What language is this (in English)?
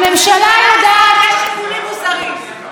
Hebrew